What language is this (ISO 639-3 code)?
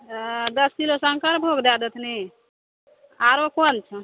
mai